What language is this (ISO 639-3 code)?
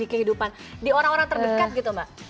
ind